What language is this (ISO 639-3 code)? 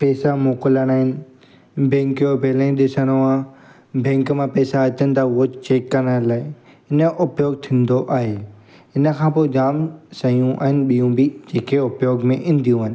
snd